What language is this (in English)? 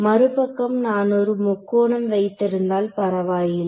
Tamil